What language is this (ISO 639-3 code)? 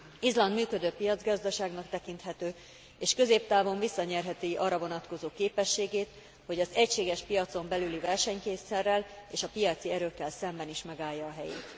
hun